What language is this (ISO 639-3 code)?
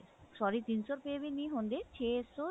pan